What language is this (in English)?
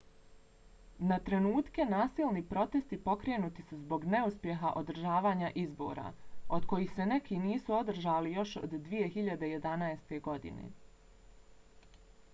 Bosnian